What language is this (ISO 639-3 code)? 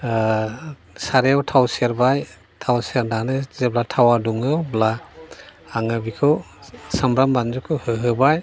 brx